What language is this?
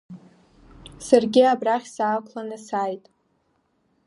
Abkhazian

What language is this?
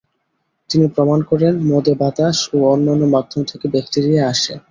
Bangla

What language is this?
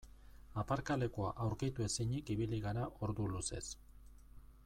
Basque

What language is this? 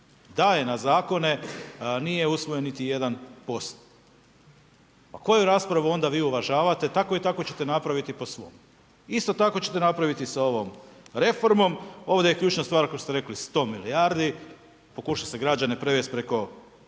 Croatian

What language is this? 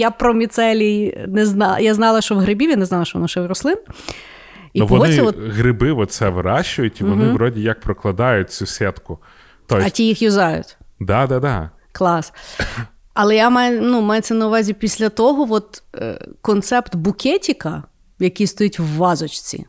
Ukrainian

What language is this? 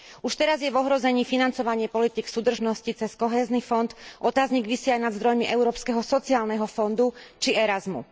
Slovak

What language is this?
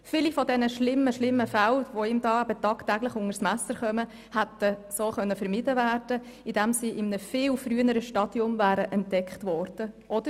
Swiss German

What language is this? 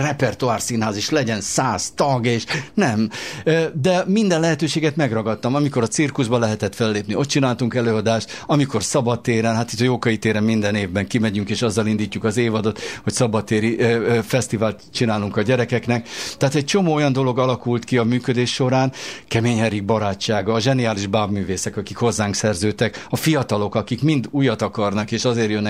Hungarian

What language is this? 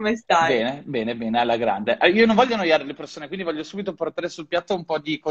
Italian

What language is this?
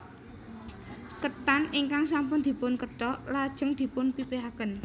Javanese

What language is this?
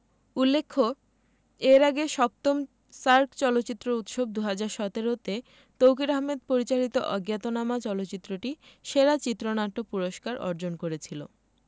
Bangla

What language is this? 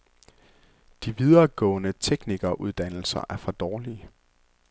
Danish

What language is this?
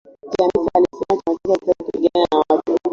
Swahili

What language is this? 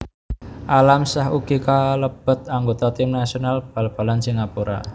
Javanese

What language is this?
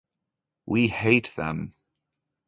English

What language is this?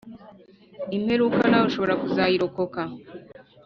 Kinyarwanda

